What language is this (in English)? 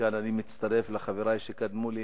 Hebrew